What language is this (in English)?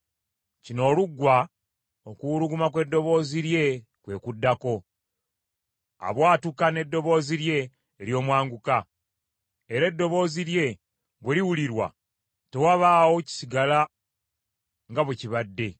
Ganda